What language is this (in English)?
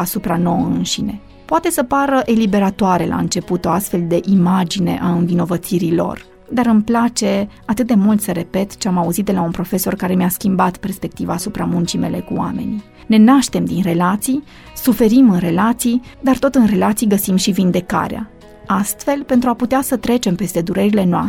Romanian